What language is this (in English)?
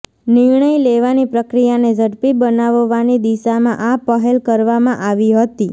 Gujarati